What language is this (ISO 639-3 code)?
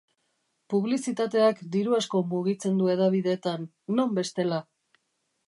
eus